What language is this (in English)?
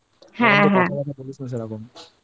Bangla